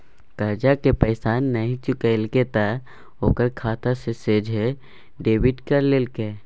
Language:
Maithili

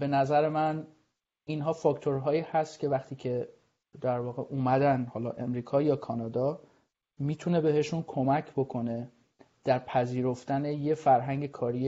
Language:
Persian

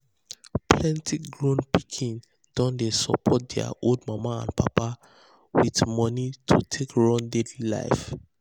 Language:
Nigerian Pidgin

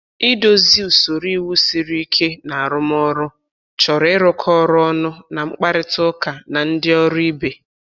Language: Igbo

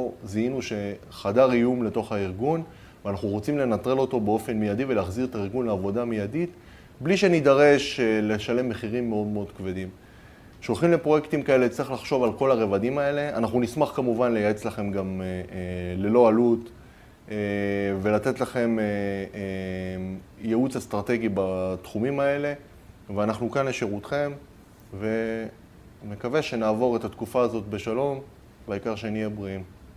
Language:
Hebrew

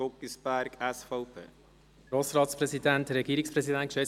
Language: Swiss German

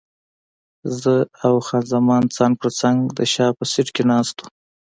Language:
Pashto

